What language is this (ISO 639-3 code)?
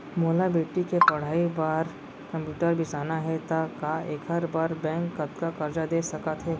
hne